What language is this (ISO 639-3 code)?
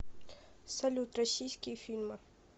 rus